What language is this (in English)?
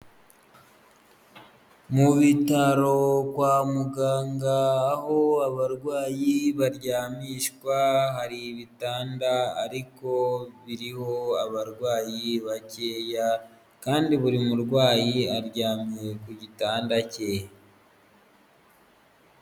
Kinyarwanda